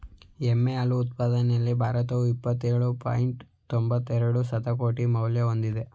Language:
Kannada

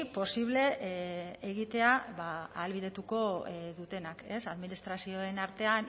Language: Basque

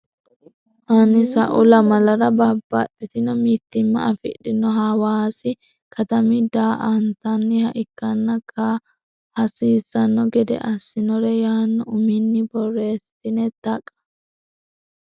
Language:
Sidamo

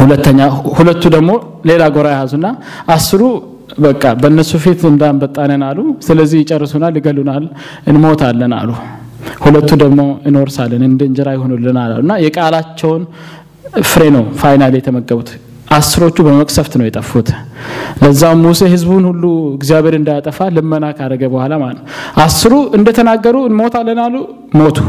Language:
Amharic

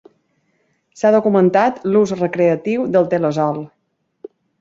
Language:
Catalan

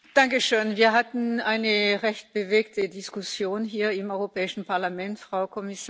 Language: German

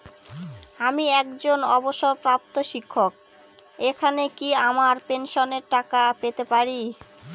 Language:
Bangla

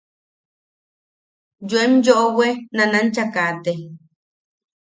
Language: Yaqui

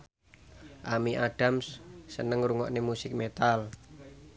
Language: Javanese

